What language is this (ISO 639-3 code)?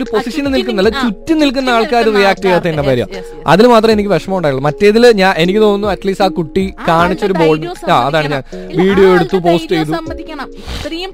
mal